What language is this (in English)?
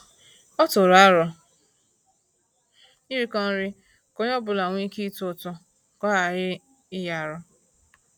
Igbo